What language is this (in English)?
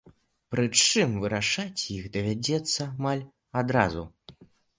Belarusian